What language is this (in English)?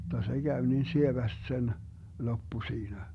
Finnish